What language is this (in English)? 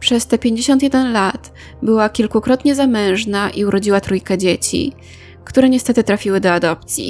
Polish